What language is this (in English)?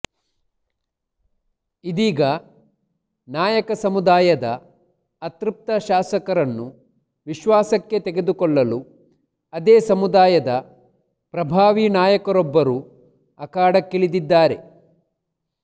Kannada